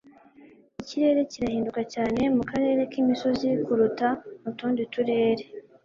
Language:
Kinyarwanda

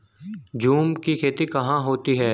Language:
Hindi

